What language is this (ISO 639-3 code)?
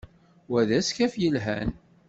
kab